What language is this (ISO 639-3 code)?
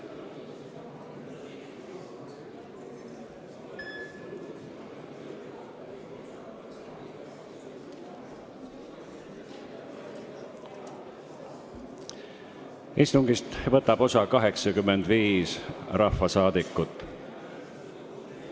est